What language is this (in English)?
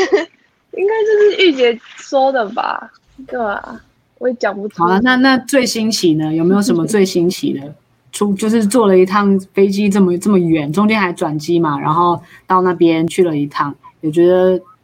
Chinese